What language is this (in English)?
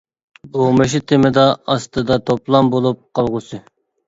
Uyghur